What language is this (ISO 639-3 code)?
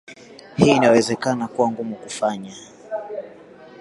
swa